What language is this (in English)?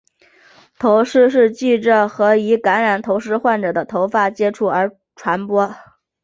Chinese